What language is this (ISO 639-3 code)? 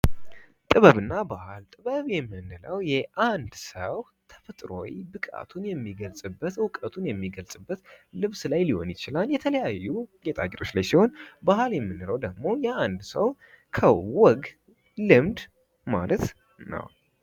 amh